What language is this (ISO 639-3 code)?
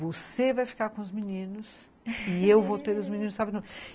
por